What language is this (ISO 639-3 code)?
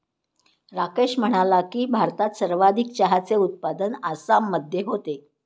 mar